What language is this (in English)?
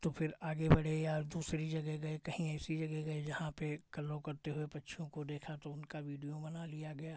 Hindi